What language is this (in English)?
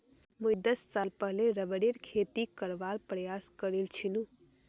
Magahi